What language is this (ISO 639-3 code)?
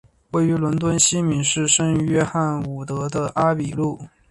zho